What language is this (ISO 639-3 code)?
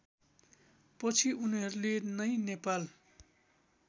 nep